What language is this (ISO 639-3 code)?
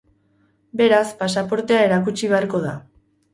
eus